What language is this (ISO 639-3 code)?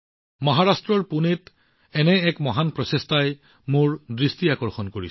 asm